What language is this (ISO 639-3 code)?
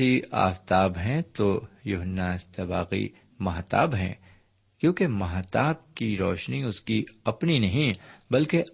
urd